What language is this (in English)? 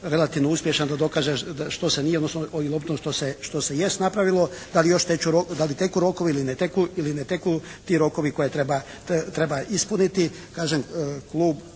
Croatian